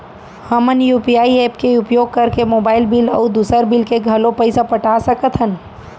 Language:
Chhattisgarhi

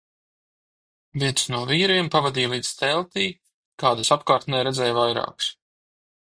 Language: Latvian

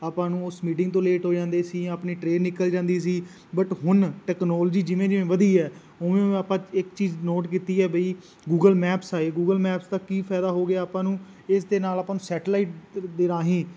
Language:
Punjabi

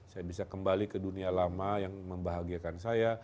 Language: Indonesian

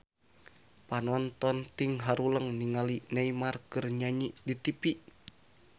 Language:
Sundanese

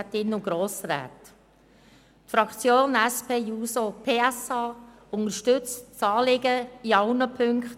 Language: Swiss German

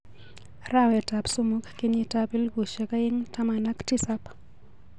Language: Kalenjin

